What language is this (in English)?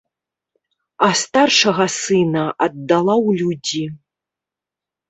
Belarusian